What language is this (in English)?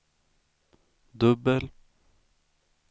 Swedish